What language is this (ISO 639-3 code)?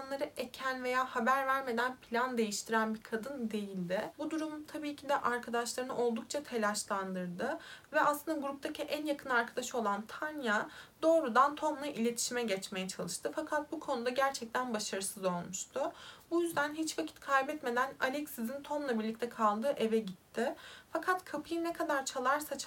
tur